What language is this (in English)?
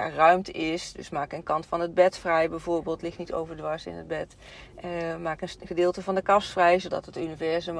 Dutch